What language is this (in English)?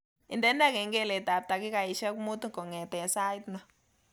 Kalenjin